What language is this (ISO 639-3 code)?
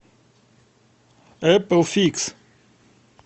rus